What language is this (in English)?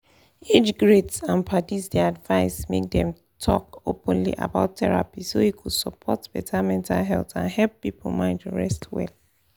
Nigerian Pidgin